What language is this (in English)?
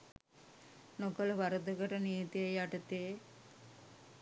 Sinhala